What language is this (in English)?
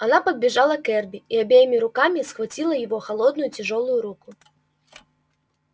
Russian